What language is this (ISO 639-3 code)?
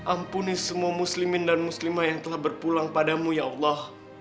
ind